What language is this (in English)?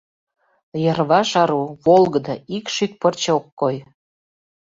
Mari